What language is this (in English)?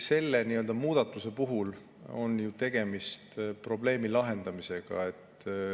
Estonian